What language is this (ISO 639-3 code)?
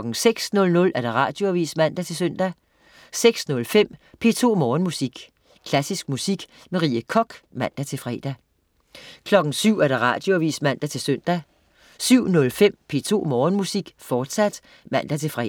dan